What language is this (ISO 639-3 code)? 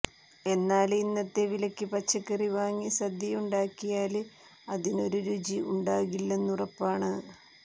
mal